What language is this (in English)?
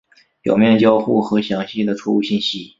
Chinese